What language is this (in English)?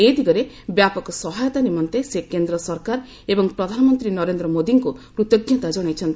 Odia